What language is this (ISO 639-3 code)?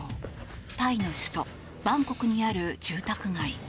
jpn